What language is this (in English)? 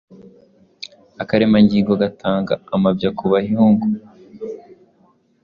Kinyarwanda